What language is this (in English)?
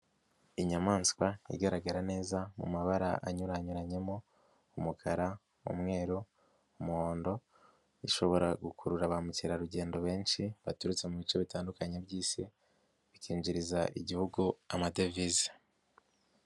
Kinyarwanda